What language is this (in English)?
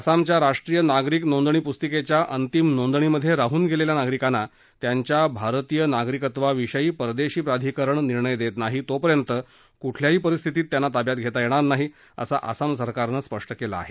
Marathi